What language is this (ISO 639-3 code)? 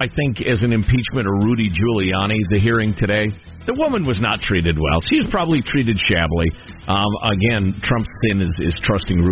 eng